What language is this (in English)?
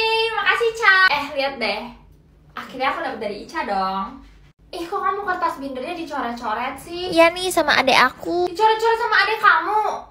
Indonesian